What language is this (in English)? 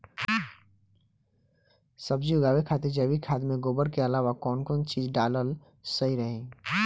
Bhojpuri